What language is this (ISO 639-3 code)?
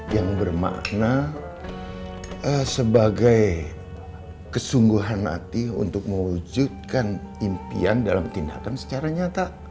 ind